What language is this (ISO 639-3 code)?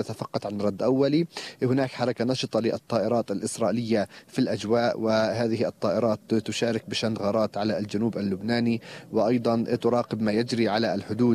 ara